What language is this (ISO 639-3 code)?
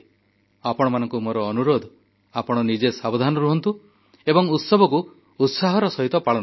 ori